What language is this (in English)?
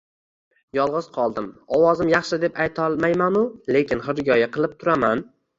Uzbek